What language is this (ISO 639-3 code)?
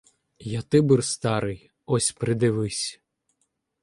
ukr